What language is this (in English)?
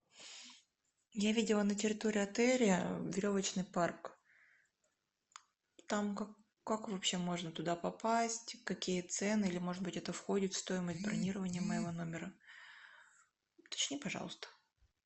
Russian